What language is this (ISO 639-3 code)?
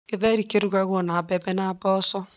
kik